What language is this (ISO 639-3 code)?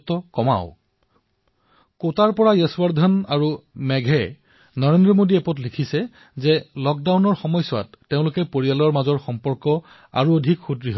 asm